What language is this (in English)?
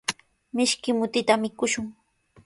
Sihuas Ancash Quechua